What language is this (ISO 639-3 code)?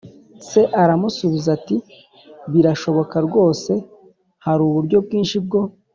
kin